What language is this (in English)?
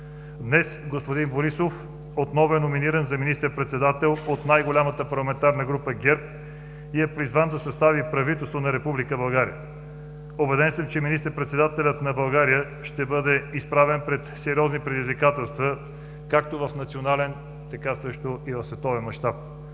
Bulgarian